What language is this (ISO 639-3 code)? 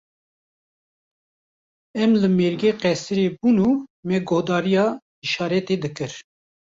kur